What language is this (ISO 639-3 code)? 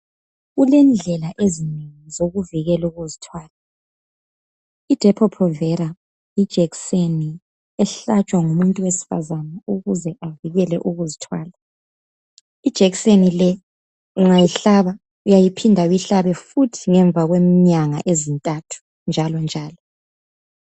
nde